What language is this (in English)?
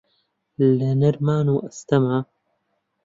Central Kurdish